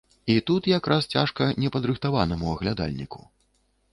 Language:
Belarusian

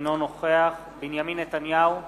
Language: Hebrew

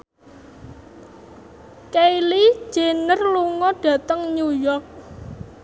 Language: Javanese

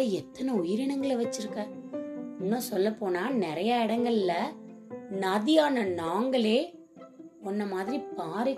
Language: Tamil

